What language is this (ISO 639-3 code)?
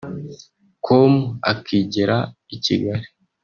kin